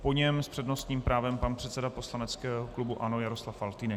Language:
Czech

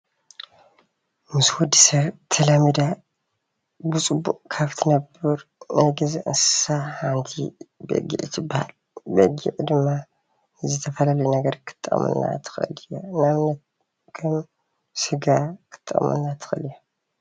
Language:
Tigrinya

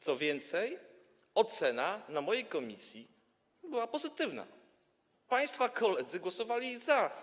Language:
Polish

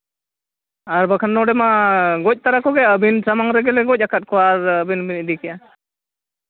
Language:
Santali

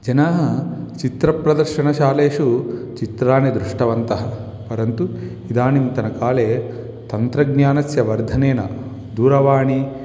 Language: Sanskrit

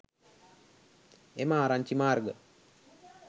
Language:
Sinhala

